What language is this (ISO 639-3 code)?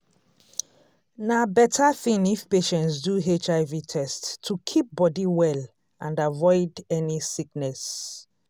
pcm